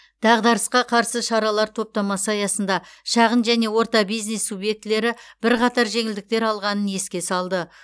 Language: Kazakh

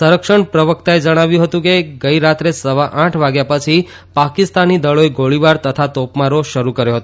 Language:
Gujarati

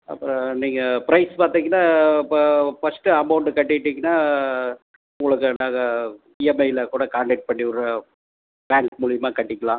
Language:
Tamil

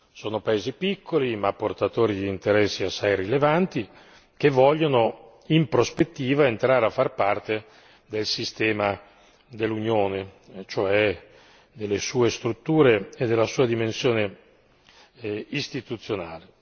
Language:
Italian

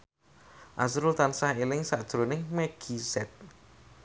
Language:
Javanese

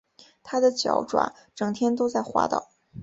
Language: Chinese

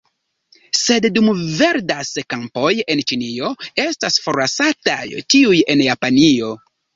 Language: Esperanto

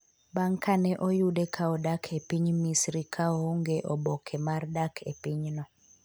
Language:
Luo (Kenya and Tanzania)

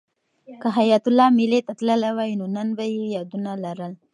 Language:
Pashto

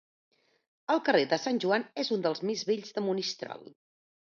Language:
Catalan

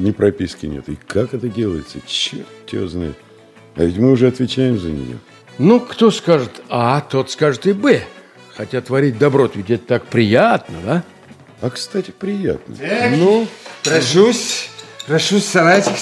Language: Russian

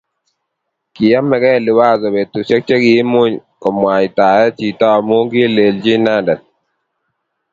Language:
Kalenjin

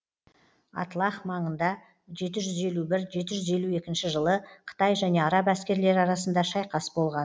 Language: Kazakh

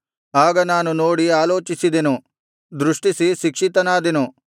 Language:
Kannada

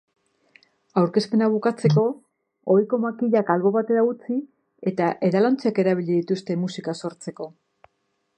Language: Basque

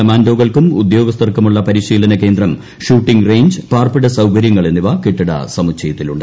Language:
Malayalam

